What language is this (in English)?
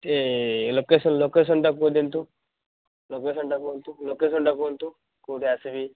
Odia